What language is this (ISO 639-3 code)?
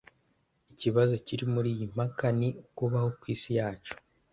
kin